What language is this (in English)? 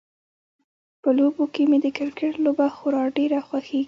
Pashto